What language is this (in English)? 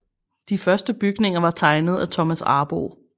Danish